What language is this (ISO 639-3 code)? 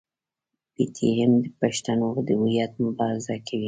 pus